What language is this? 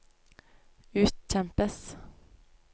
Norwegian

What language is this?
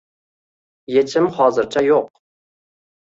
Uzbek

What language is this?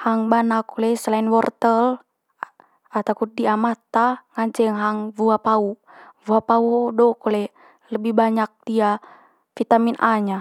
Manggarai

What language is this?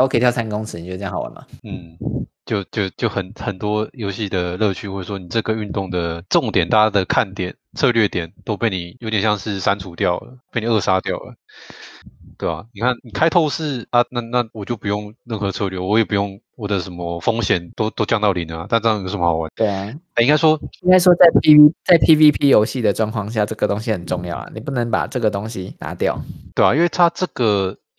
Chinese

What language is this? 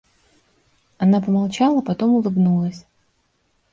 Russian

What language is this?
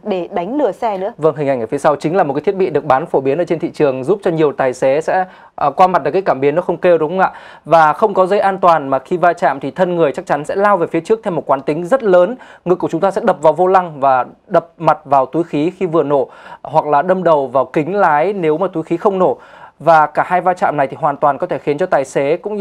Vietnamese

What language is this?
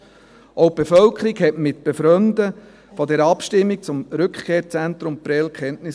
Swiss German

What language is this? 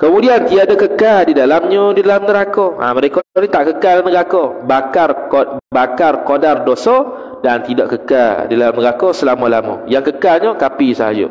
Malay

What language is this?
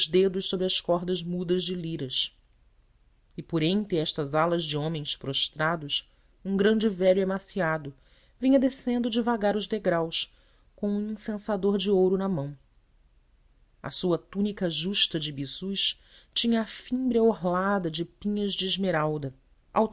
Portuguese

